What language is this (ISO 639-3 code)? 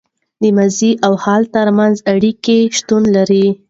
pus